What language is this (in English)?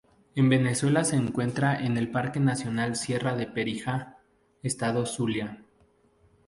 Spanish